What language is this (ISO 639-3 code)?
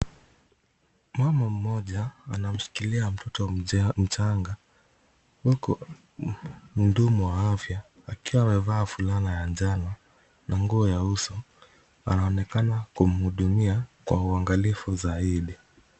swa